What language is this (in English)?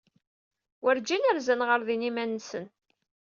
Kabyle